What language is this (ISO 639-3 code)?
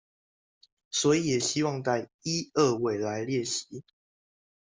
zho